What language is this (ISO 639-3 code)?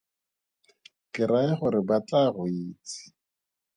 tsn